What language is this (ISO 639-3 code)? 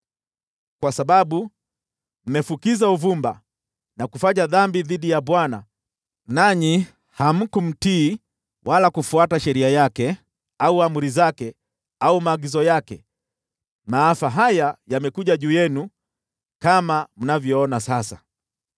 swa